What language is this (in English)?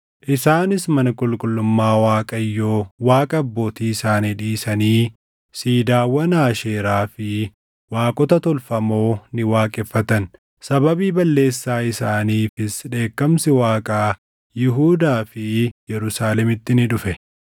Oromo